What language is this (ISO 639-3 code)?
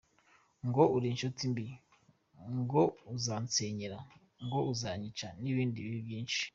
kin